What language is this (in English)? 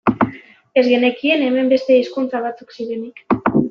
Basque